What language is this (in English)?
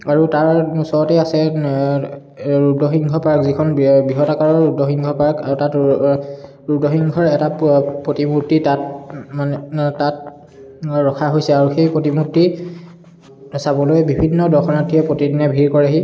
Assamese